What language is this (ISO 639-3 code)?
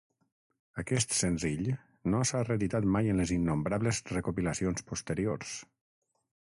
cat